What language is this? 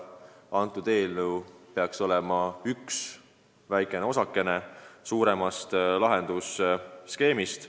Estonian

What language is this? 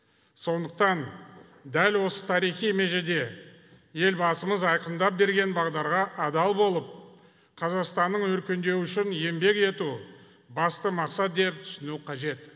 Kazakh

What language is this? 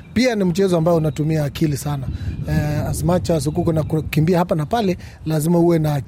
Swahili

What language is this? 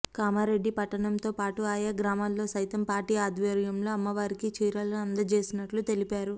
Telugu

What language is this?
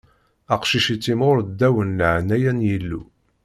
Kabyle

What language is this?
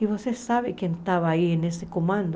Portuguese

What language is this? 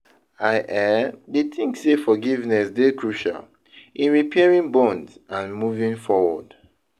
Nigerian Pidgin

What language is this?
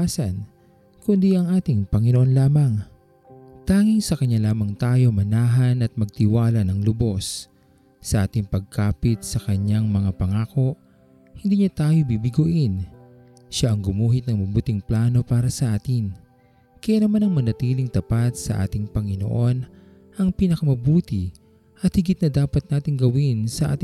Filipino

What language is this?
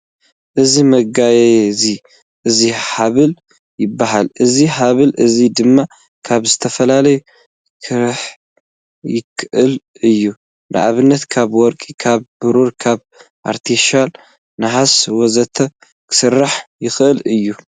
Tigrinya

